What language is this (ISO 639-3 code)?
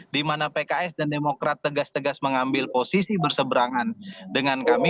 ind